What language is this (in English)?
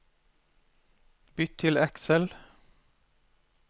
Norwegian